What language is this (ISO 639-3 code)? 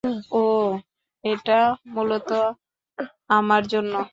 ben